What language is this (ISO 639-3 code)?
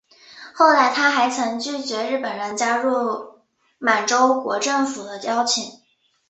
zho